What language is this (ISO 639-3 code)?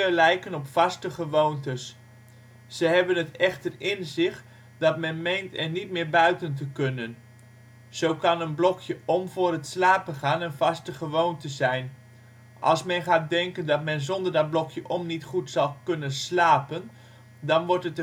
nld